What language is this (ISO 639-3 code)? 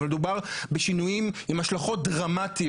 heb